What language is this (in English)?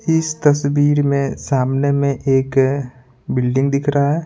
Hindi